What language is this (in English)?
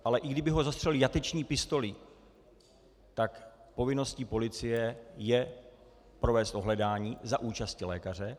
Czech